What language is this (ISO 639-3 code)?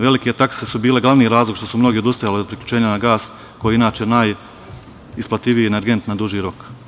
srp